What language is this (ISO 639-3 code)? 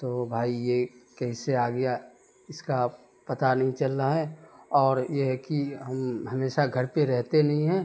urd